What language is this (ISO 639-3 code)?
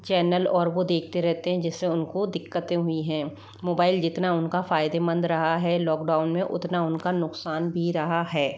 hin